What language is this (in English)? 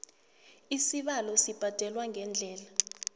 South Ndebele